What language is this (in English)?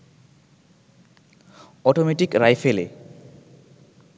Bangla